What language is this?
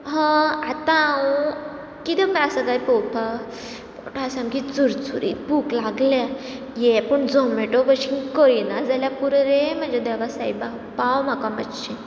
Konkani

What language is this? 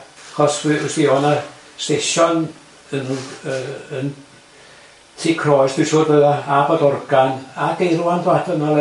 Welsh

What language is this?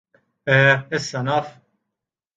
Maltese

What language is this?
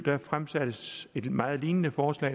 Danish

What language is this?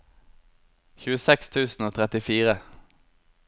Norwegian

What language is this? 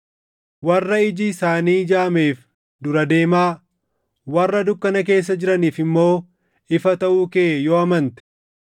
Oromo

